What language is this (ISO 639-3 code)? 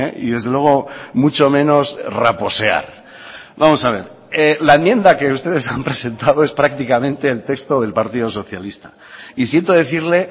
spa